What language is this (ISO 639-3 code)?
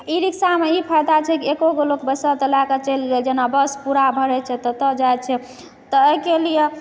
mai